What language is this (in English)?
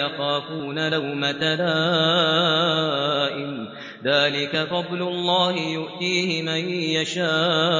Arabic